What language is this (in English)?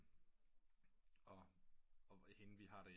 Danish